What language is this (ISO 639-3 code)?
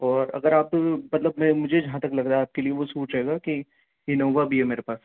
urd